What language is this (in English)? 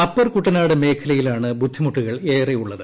Malayalam